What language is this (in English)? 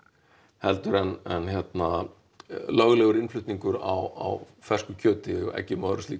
Icelandic